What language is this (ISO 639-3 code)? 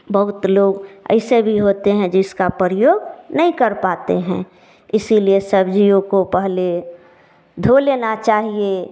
hin